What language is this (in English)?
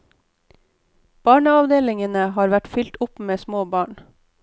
Norwegian